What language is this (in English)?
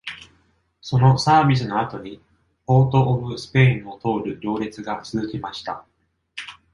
Japanese